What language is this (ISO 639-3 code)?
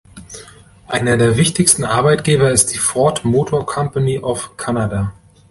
deu